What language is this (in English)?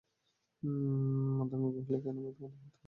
Bangla